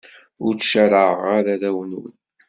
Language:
Kabyle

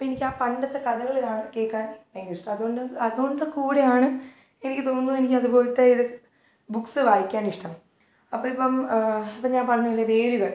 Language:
Malayalam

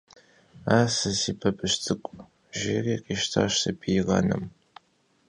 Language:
Kabardian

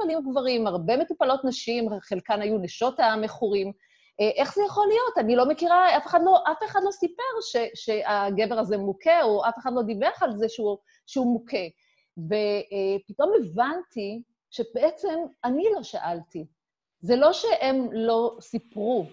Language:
Hebrew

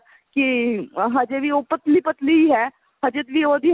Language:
Punjabi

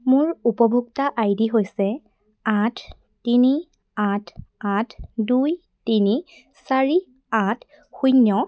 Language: Assamese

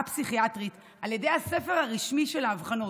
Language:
Hebrew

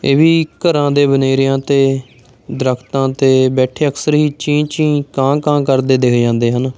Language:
Punjabi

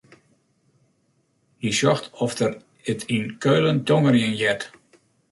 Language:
Western Frisian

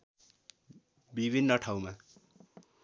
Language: Nepali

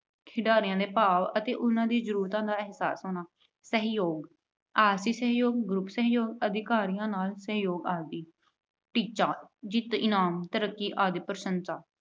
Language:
Punjabi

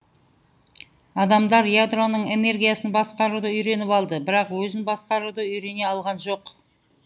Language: Kazakh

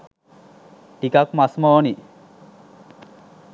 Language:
Sinhala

